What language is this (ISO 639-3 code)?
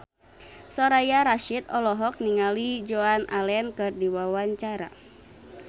sun